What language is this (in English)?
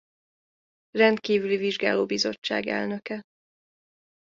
Hungarian